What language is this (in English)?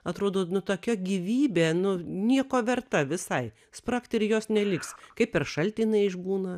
Lithuanian